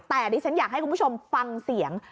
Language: Thai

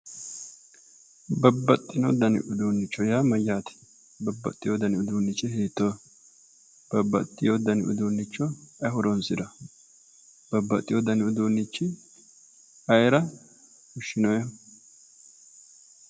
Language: Sidamo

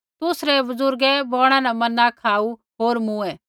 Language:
Kullu Pahari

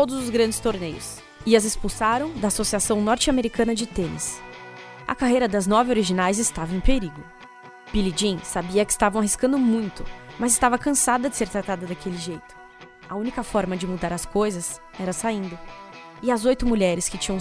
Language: Portuguese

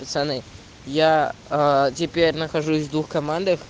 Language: Russian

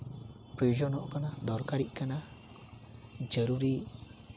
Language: Santali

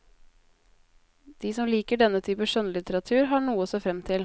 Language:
Norwegian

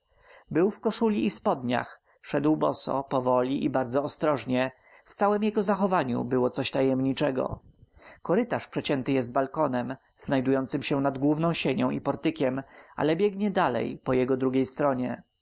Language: Polish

